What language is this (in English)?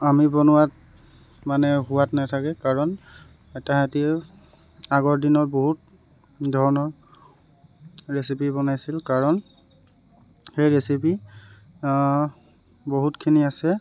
Assamese